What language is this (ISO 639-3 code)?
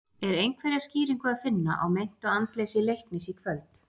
isl